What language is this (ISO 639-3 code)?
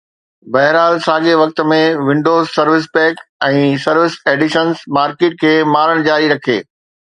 snd